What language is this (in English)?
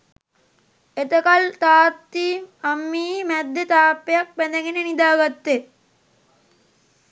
Sinhala